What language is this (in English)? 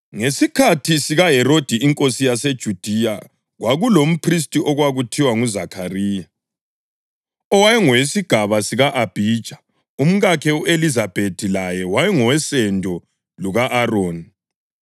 North Ndebele